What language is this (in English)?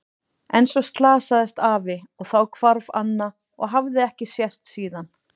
Icelandic